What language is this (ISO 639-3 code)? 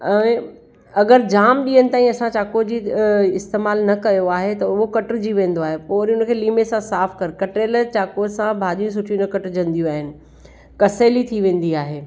snd